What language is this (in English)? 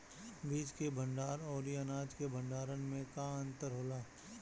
Bhojpuri